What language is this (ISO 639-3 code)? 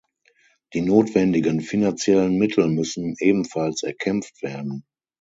deu